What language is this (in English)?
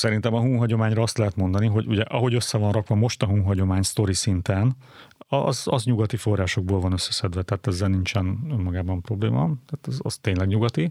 Hungarian